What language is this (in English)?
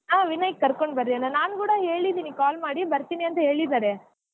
Kannada